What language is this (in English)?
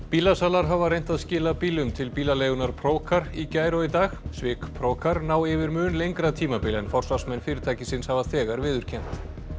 Icelandic